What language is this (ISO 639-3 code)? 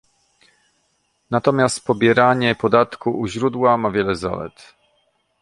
pol